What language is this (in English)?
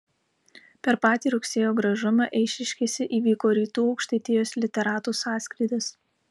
Lithuanian